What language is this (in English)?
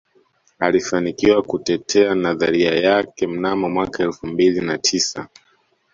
Swahili